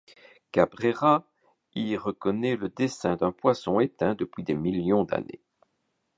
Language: French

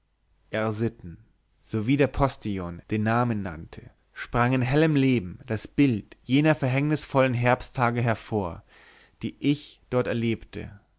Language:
German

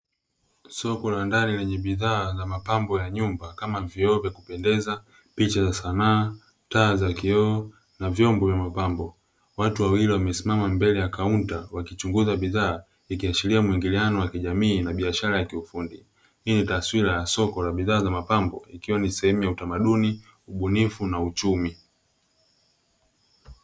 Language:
Swahili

